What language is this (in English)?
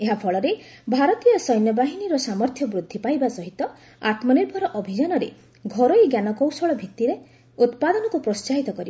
Odia